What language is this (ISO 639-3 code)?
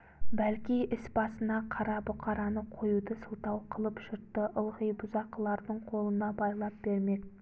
kaz